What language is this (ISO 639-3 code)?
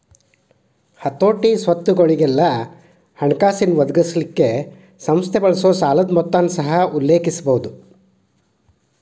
kan